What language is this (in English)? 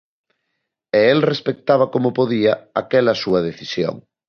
Galician